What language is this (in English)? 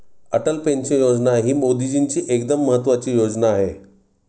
Marathi